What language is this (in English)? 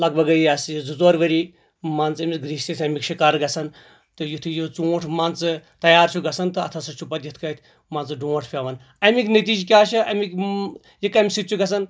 Kashmiri